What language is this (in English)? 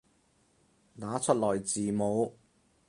Cantonese